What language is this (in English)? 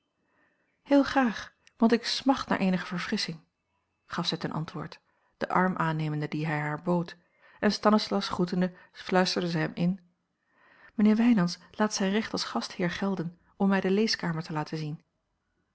Dutch